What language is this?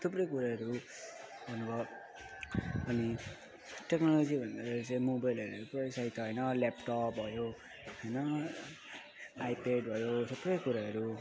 Nepali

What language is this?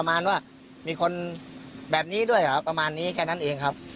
Thai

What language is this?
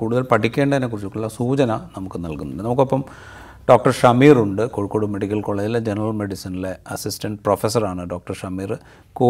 Malayalam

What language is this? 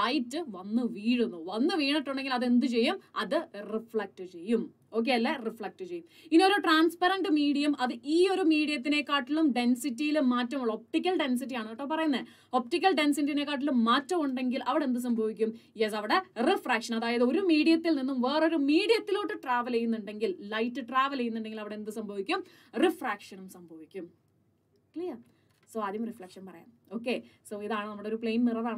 Malayalam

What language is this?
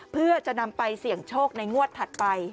Thai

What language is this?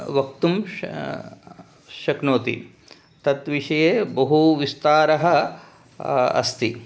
Sanskrit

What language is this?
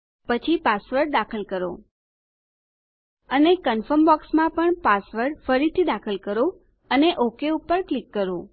Gujarati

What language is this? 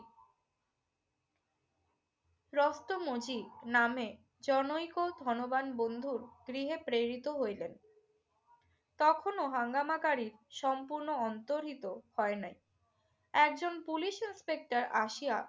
Bangla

